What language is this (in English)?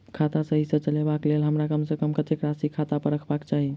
Maithili